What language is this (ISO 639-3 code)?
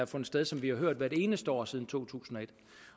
dan